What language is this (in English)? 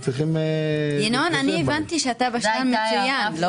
Hebrew